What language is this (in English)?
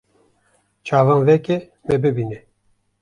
Kurdish